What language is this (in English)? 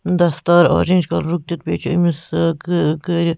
Kashmiri